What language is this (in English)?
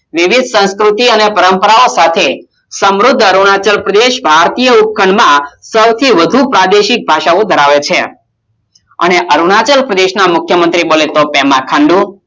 Gujarati